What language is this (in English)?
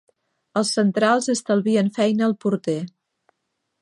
Catalan